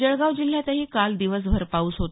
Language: Marathi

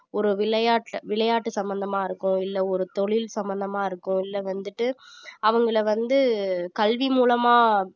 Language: Tamil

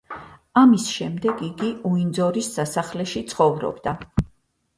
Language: Georgian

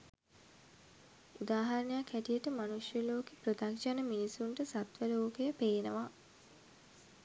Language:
Sinhala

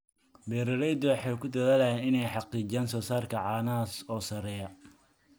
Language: Somali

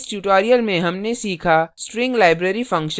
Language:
Hindi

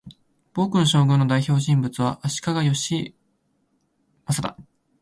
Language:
Japanese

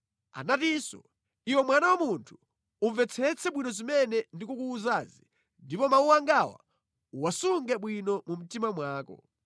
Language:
Nyanja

